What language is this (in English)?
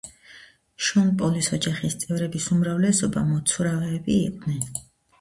Georgian